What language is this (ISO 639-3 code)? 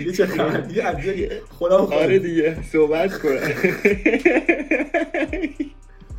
fas